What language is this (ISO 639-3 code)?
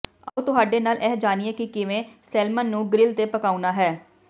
pan